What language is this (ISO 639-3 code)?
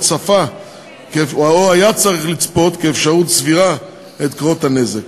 heb